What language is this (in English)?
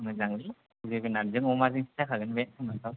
Bodo